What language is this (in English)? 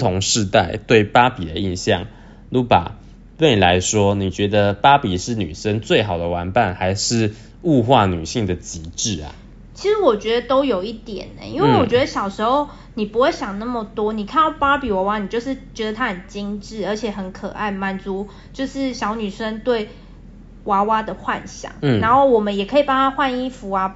Chinese